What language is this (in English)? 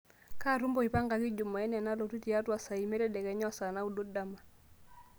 Masai